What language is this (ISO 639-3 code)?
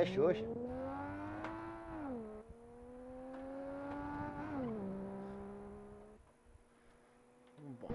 por